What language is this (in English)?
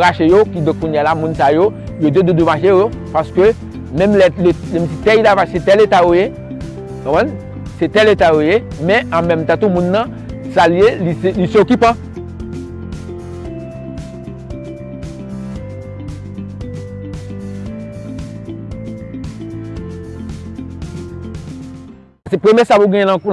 French